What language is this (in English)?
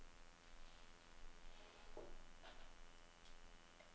Norwegian